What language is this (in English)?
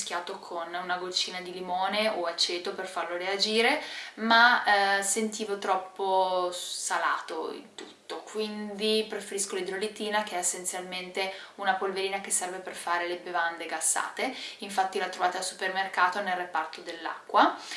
Italian